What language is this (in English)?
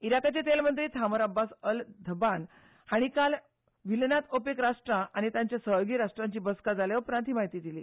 Konkani